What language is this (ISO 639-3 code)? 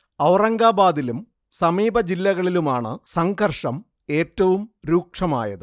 mal